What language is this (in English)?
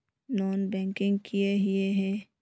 Magahi